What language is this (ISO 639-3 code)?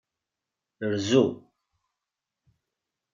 kab